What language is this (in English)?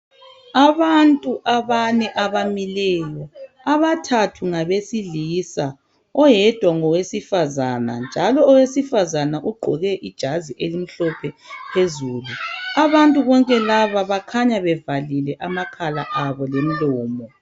North Ndebele